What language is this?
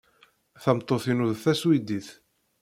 Kabyle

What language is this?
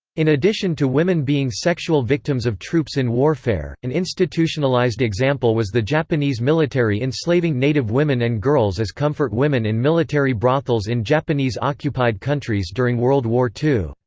English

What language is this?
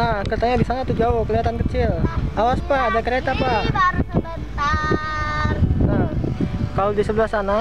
Indonesian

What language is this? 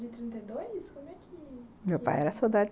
Portuguese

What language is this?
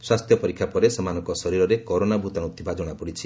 Odia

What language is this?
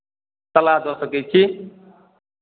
Maithili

